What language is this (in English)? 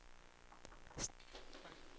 Swedish